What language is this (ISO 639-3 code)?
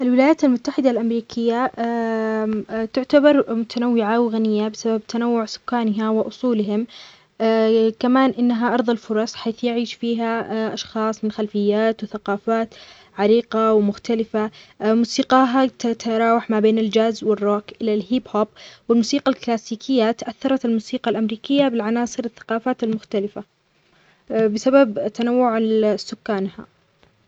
acx